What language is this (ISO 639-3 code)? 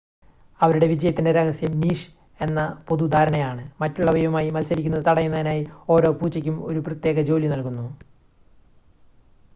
mal